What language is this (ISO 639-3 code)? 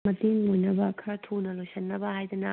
mni